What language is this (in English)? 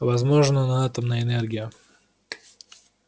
Russian